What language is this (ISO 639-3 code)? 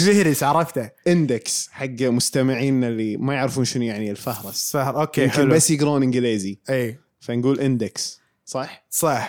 ara